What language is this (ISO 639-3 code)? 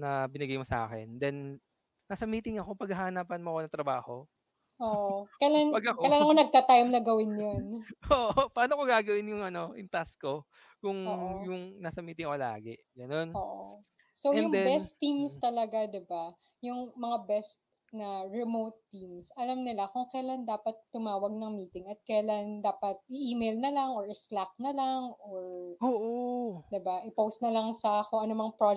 fil